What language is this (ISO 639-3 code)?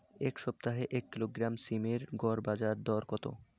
ben